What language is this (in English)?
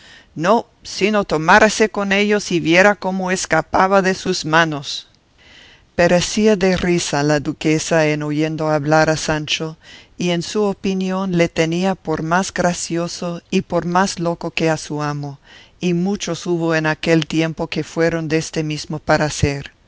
Spanish